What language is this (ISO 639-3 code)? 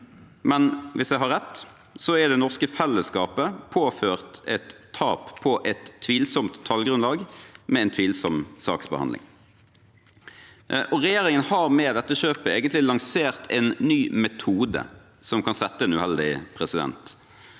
nor